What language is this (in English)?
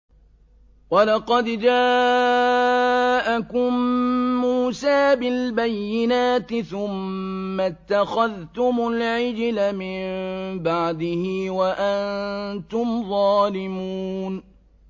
Arabic